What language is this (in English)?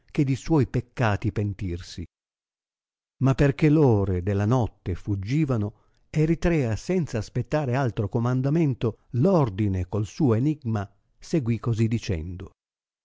Italian